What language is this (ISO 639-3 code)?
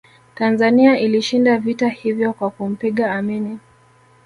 swa